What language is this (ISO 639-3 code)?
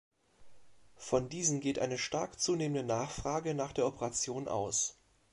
deu